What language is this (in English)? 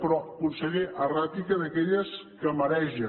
Catalan